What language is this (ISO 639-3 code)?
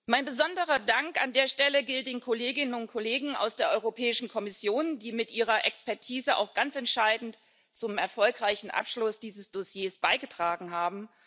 deu